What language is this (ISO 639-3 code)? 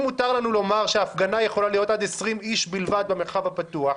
heb